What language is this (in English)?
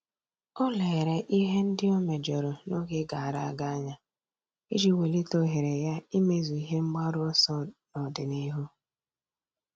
Igbo